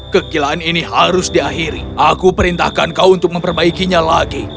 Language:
Indonesian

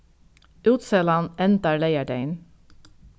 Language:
Faroese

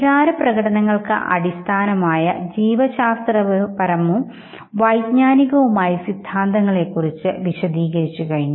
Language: Malayalam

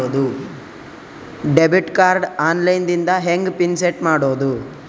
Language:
Kannada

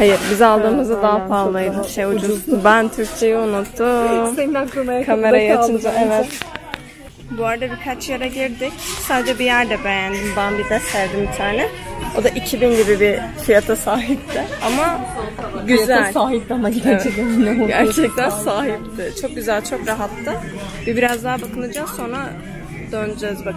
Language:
Turkish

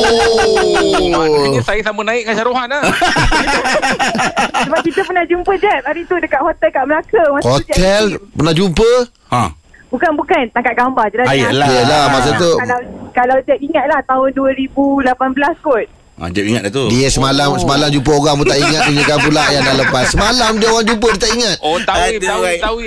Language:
Malay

